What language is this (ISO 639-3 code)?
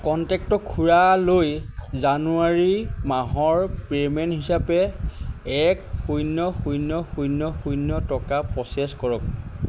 asm